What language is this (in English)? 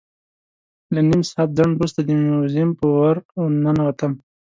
Pashto